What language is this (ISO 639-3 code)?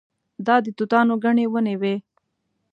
pus